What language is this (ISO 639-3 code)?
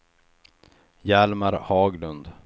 swe